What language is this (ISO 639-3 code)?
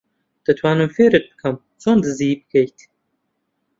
ckb